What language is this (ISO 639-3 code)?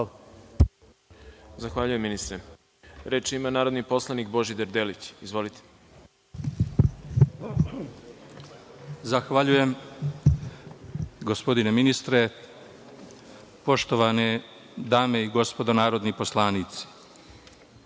srp